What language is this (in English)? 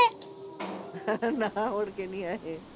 Punjabi